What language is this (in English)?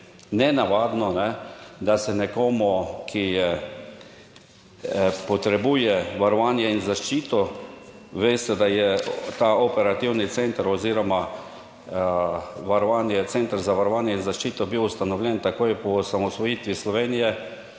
Slovenian